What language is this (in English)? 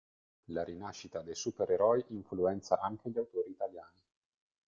Italian